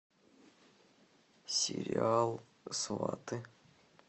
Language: Russian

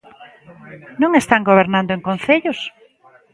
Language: Galician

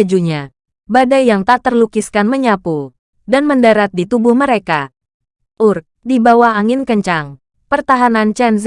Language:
Indonesian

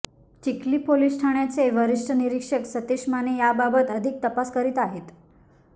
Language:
Marathi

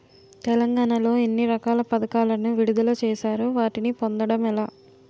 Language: Telugu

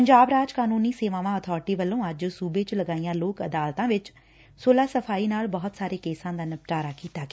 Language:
Punjabi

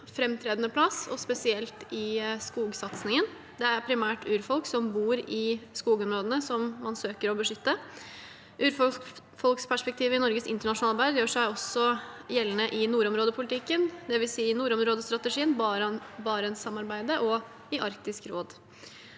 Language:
Norwegian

